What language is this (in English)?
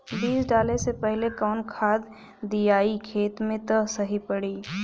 Bhojpuri